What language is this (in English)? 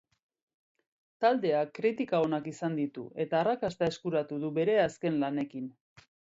Basque